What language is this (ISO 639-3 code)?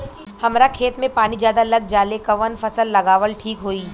bho